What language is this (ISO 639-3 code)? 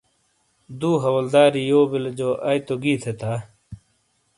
scl